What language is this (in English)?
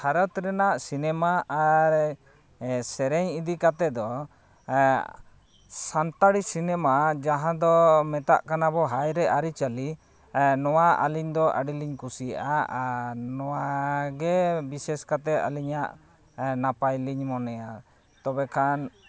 Santali